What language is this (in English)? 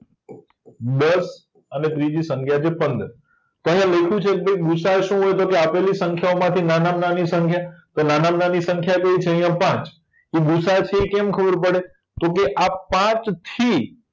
Gujarati